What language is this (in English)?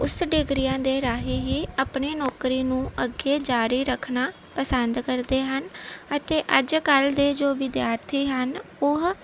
Punjabi